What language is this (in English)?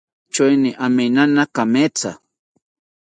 South Ucayali Ashéninka